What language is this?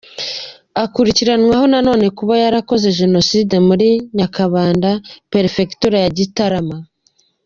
Kinyarwanda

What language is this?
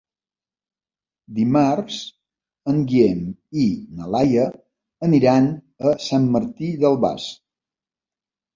Catalan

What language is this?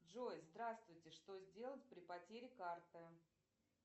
Russian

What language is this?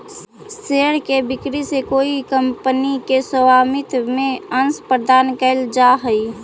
Magahi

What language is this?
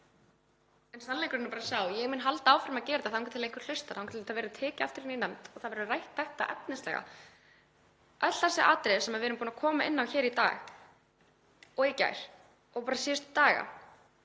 Icelandic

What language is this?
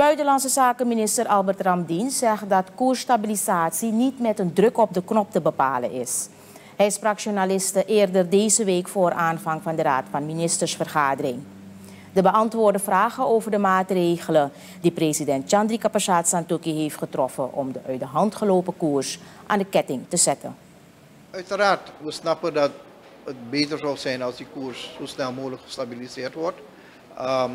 Dutch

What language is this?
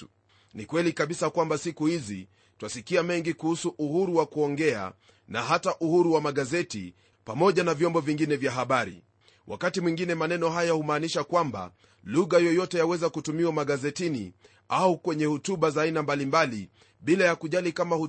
Swahili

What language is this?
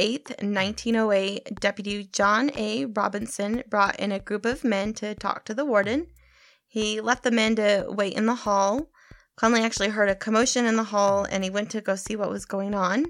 English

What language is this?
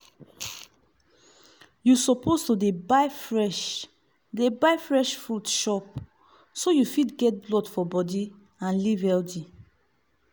Nigerian Pidgin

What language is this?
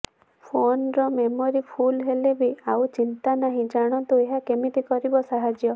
Odia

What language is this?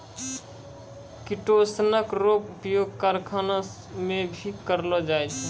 Maithili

